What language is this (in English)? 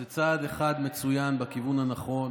Hebrew